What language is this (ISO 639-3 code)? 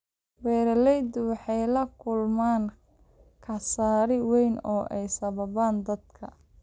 som